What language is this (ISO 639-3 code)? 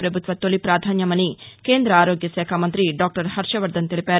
tel